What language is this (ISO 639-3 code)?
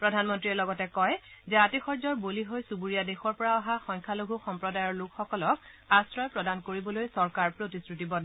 asm